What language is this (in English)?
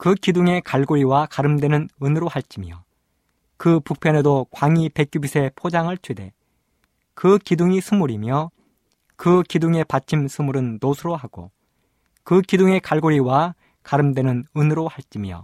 Korean